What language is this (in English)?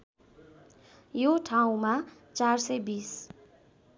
Nepali